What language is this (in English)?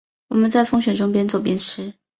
Chinese